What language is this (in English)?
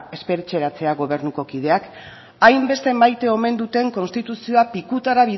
Basque